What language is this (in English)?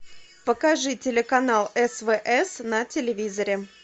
Russian